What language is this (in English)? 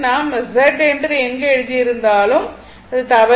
Tamil